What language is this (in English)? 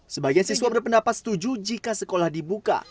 Indonesian